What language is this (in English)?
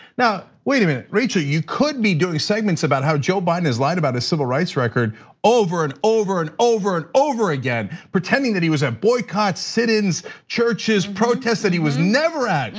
English